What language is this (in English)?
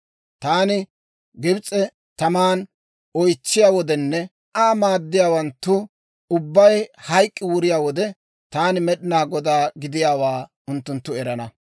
Dawro